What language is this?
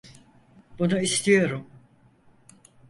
Turkish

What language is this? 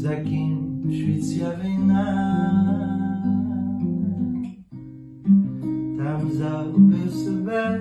Portuguese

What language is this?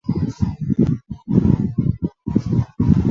Chinese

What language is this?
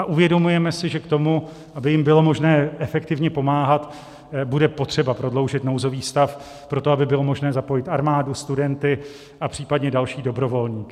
Czech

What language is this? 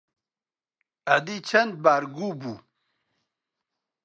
Central Kurdish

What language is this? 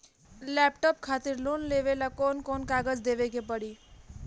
Bhojpuri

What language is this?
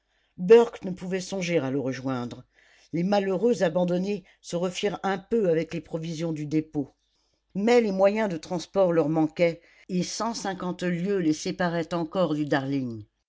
French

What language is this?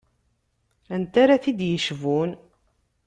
Kabyle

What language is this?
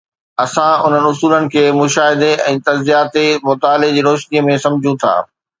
Sindhi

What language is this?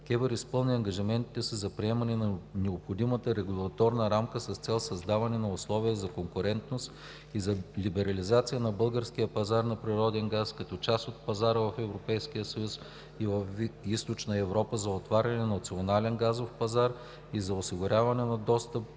Bulgarian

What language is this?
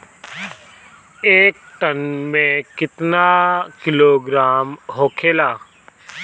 Bhojpuri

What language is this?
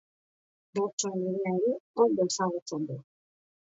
Basque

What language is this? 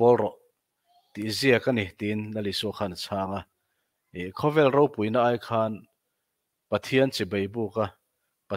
Thai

